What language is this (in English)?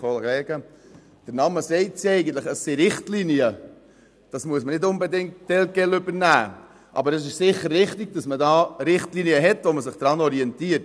Swiss German